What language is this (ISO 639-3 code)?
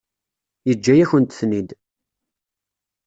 kab